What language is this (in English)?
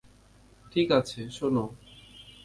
Bangla